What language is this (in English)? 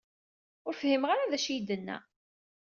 Kabyle